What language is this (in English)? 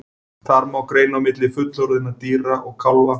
Icelandic